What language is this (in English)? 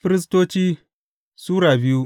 Hausa